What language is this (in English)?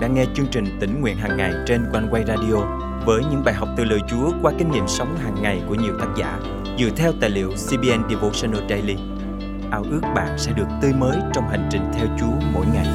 Vietnamese